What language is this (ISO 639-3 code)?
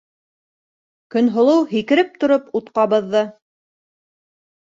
bak